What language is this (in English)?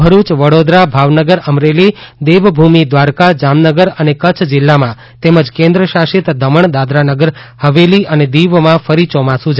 Gujarati